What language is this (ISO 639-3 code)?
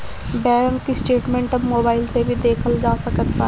bho